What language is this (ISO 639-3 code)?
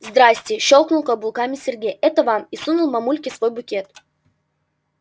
rus